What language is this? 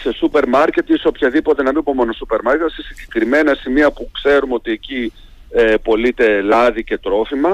Greek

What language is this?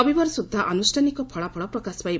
Odia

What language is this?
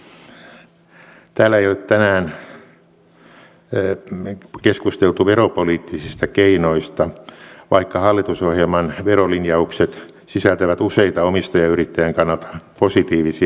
Finnish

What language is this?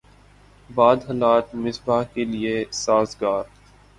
Urdu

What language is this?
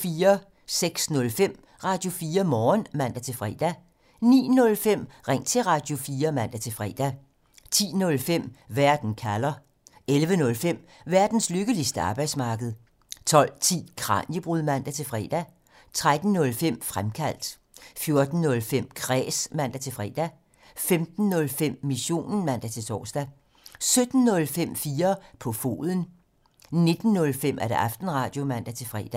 Danish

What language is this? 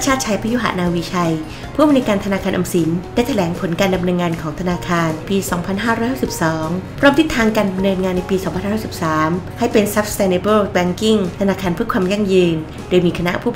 Thai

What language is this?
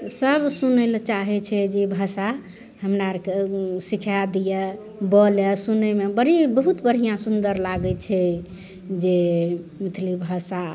Maithili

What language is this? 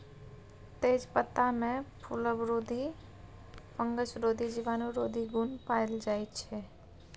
Maithili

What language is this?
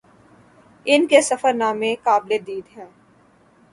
Urdu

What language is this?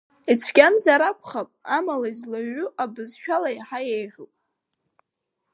Abkhazian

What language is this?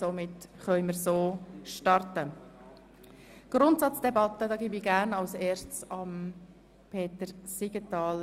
Swiss German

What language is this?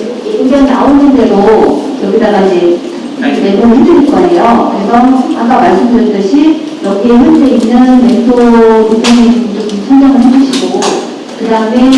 Korean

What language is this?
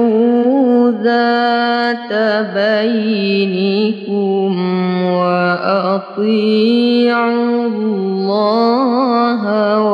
Arabic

